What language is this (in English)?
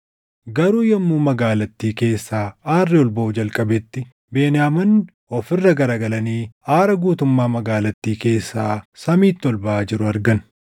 Oromo